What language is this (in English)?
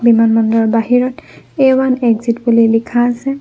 Assamese